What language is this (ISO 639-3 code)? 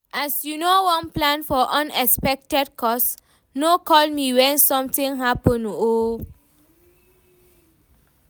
pcm